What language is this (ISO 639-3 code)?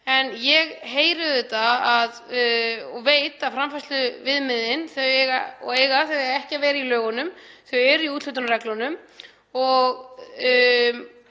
isl